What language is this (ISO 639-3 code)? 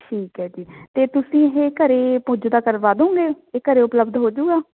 pan